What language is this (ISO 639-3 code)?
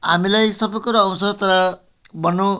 nep